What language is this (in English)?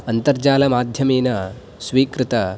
Sanskrit